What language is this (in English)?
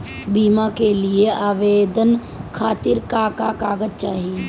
Bhojpuri